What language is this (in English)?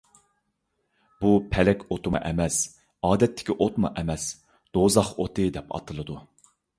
Uyghur